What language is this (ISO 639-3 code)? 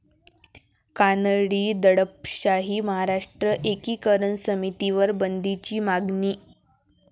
mar